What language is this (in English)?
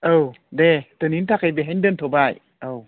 Bodo